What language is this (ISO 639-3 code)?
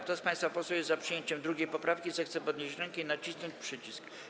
pol